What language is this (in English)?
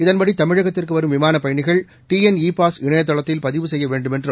Tamil